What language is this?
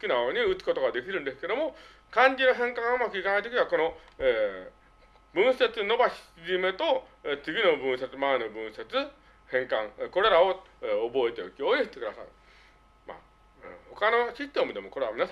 Japanese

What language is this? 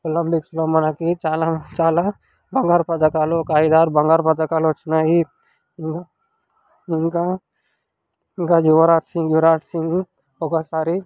Telugu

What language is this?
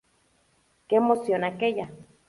Spanish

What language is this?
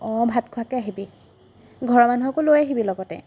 Assamese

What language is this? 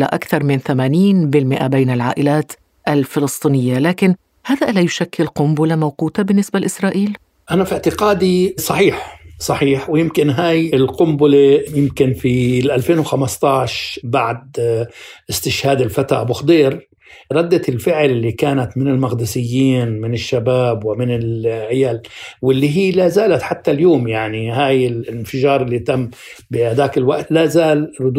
Arabic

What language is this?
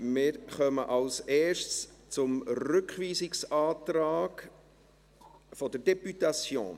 Swiss German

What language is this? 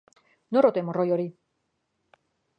Basque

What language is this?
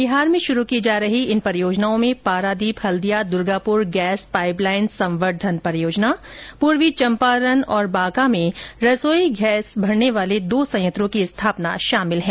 Hindi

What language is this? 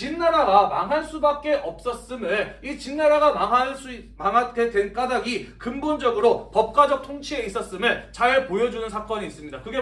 Korean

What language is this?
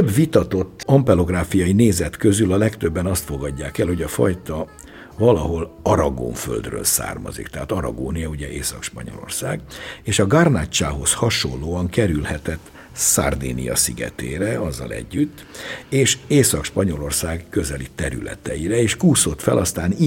Hungarian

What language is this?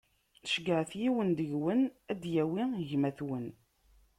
Kabyle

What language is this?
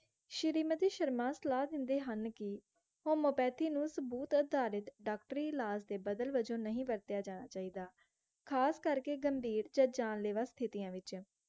Punjabi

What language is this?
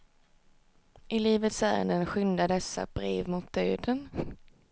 Swedish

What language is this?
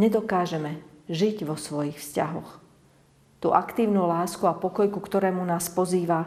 Slovak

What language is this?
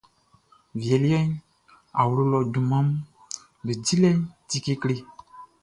Baoulé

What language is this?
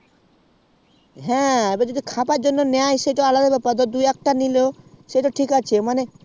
Bangla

